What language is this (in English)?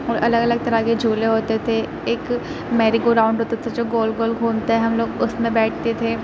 Urdu